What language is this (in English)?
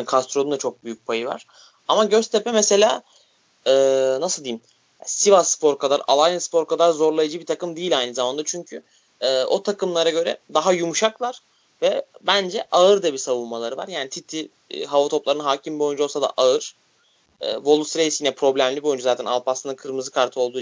Turkish